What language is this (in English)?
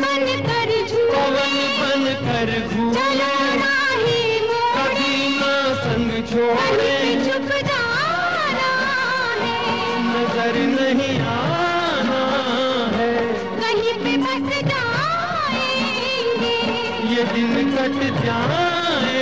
Hindi